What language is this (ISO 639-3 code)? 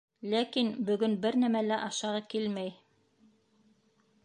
bak